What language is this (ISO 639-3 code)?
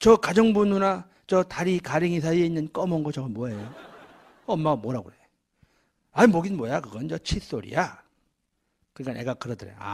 kor